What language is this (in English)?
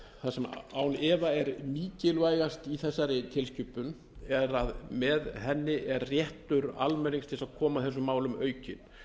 Icelandic